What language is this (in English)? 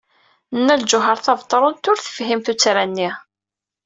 Kabyle